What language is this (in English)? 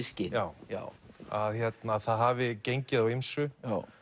Icelandic